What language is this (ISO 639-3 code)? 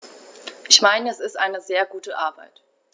deu